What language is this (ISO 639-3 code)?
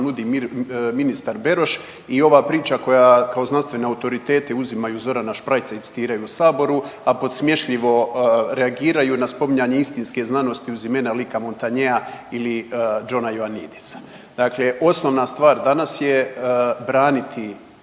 hrv